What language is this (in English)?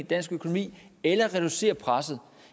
Danish